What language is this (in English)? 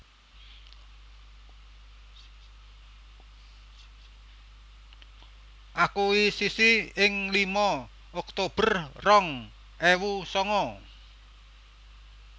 Javanese